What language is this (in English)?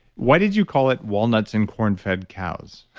English